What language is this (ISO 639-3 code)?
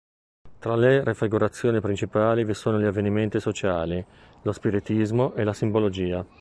ita